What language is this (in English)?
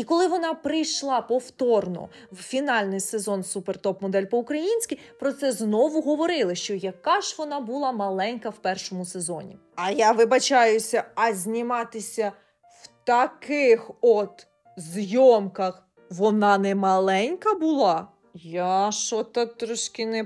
Ukrainian